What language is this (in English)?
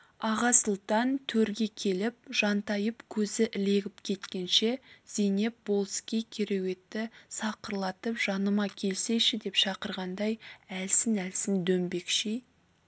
Kazakh